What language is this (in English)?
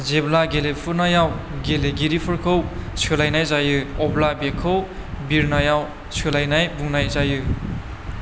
Bodo